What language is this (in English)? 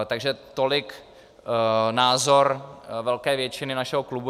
Czech